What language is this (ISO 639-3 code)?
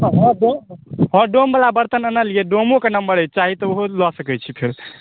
mai